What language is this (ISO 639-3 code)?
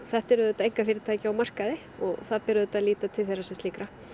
isl